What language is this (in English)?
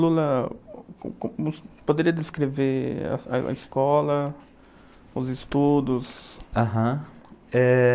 Portuguese